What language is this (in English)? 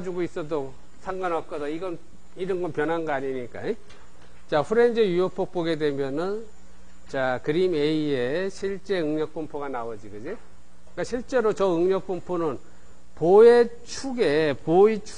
Korean